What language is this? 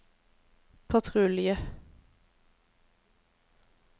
Norwegian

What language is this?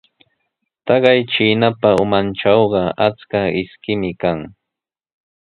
Sihuas Ancash Quechua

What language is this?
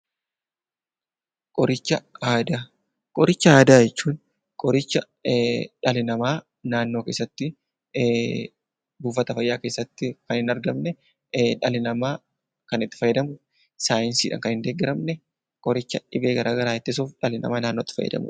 Oromo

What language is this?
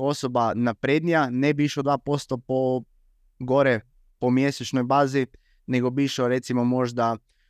Croatian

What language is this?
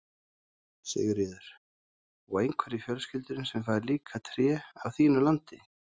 Icelandic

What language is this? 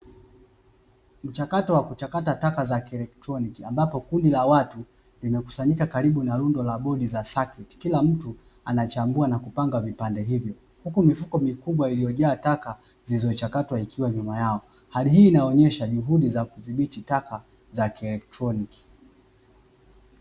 Swahili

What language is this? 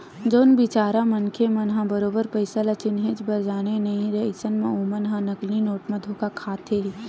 Chhattisgarhi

